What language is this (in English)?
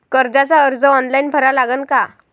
Marathi